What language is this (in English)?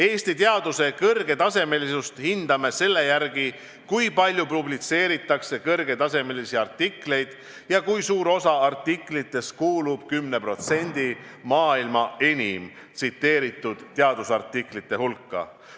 Estonian